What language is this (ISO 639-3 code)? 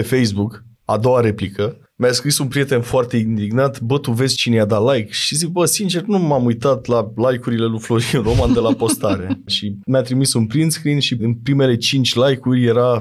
ron